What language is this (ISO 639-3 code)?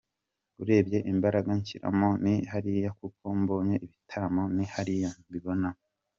kin